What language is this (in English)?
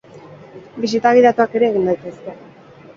Basque